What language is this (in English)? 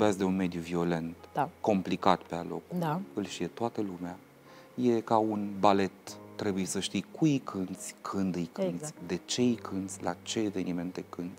Romanian